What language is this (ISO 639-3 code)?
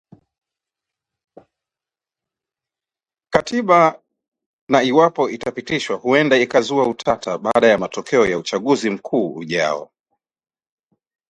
swa